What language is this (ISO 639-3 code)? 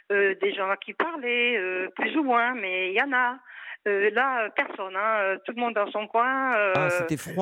fra